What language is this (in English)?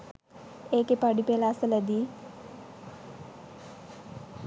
Sinhala